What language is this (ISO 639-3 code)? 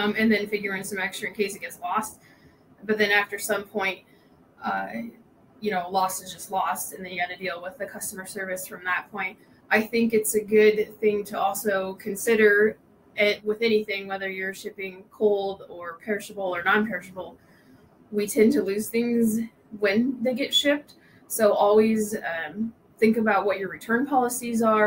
eng